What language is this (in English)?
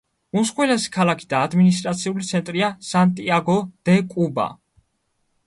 Georgian